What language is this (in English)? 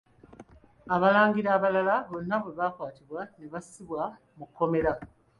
Ganda